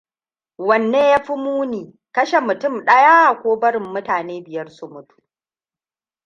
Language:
Hausa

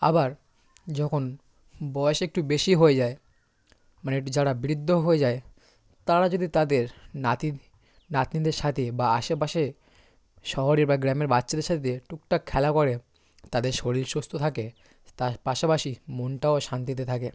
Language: Bangla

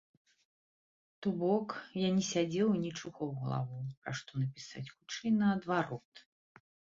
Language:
Belarusian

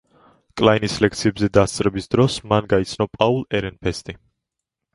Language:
Georgian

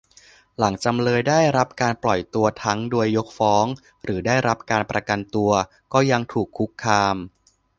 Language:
Thai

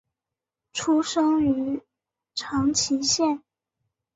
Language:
Chinese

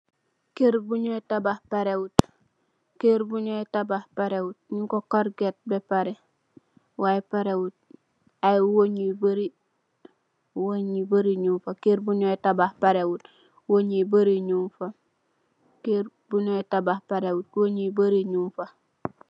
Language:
Wolof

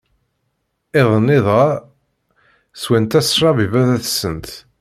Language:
Kabyle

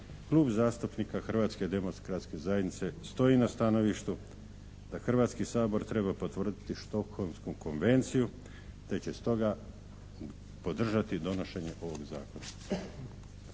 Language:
Croatian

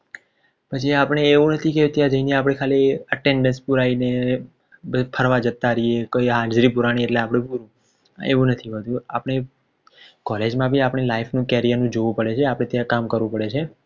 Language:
Gujarati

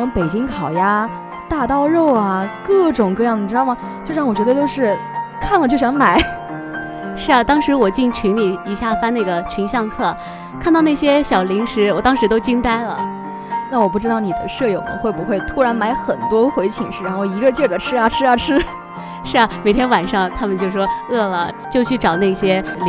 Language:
Chinese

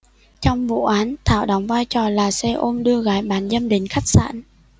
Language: Vietnamese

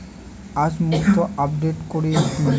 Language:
Bangla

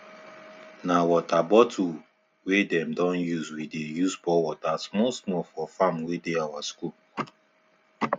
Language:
Nigerian Pidgin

